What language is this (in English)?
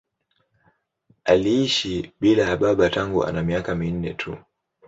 Swahili